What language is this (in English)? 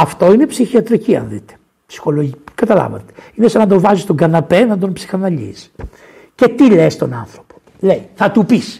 Greek